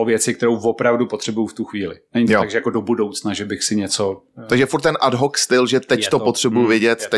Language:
Czech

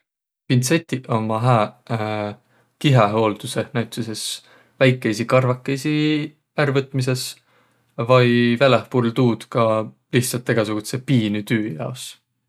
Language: Võro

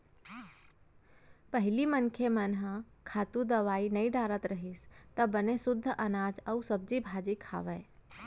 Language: Chhattisgarhi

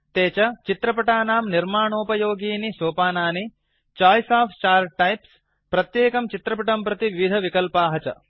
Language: Sanskrit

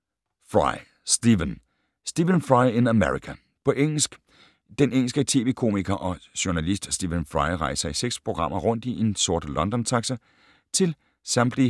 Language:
Danish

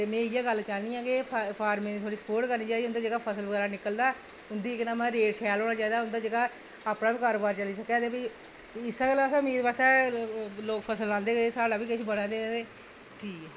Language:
Dogri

